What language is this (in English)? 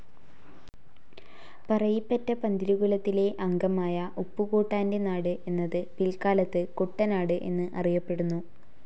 Malayalam